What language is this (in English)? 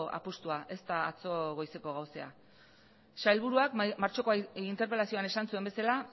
Basque